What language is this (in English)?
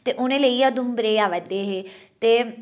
Dogri